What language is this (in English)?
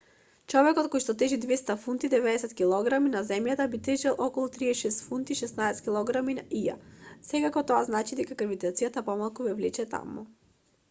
Macedonian